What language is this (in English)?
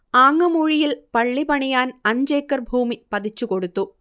Malayalam